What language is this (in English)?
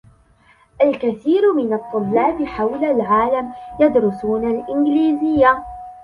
Arabic